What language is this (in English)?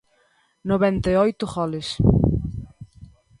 Galician